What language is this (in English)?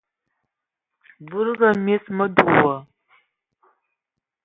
Ewondo